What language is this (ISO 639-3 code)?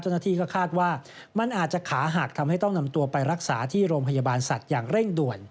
tha